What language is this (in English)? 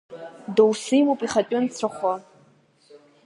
Abkhazian